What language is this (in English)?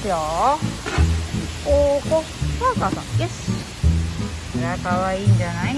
Japanese